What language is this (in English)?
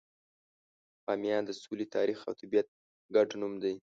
Pashto